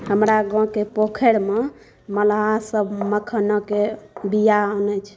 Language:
Maithili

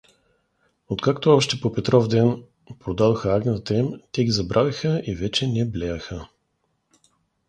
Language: Bulgarian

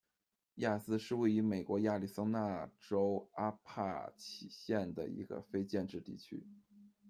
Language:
Chinese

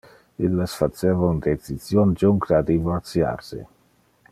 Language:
Interlingua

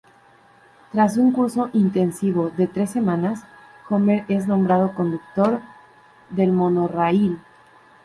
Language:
Spanish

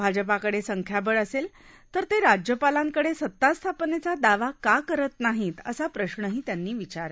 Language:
Marathi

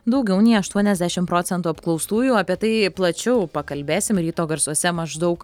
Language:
Lithuanian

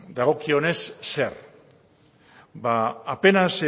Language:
Basque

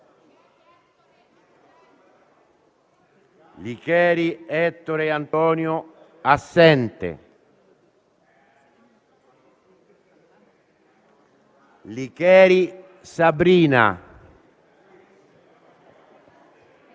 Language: Italian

